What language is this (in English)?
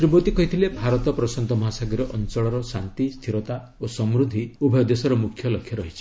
Odia